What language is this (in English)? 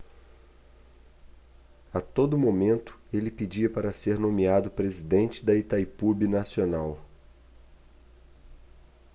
Portuguese